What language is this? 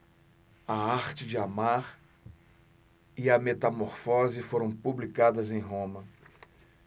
Portuguese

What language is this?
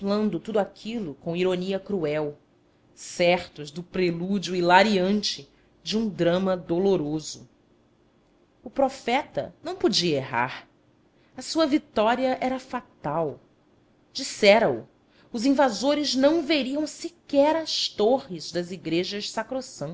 Portuguese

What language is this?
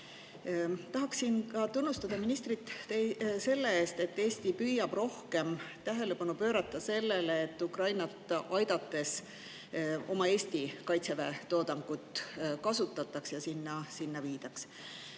Estonian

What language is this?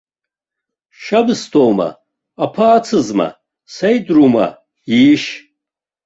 Abkhazian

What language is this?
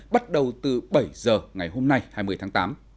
Vietnamese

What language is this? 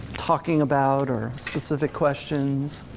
English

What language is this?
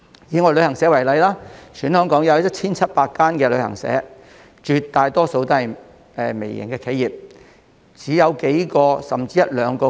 Cantonese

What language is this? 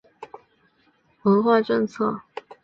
Chinese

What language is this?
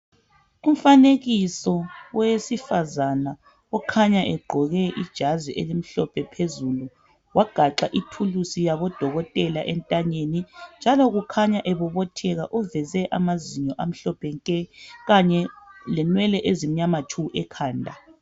North Ndebele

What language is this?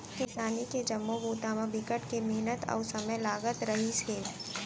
Chhattisgarhi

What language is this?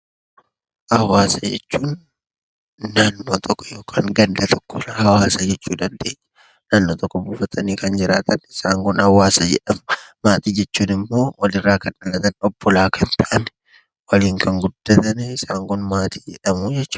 Oromo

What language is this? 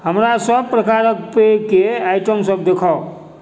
Maithili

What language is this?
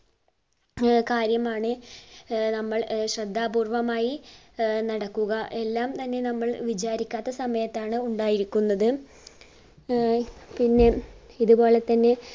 Malayalam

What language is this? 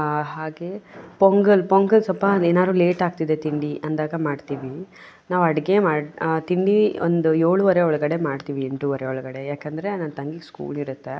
Kannada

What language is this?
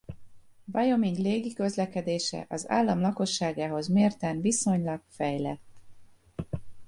Hungarian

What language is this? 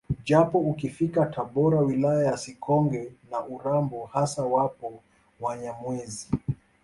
Swahili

